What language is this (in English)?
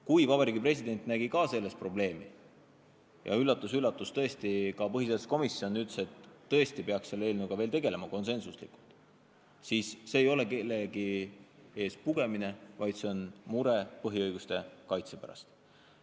Estonian